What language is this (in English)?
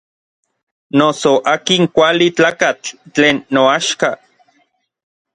Orizaba Nahuatl